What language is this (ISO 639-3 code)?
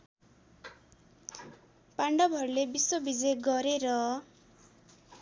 nep